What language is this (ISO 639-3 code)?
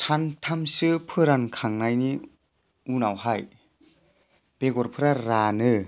brx